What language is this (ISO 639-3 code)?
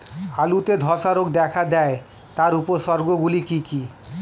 ben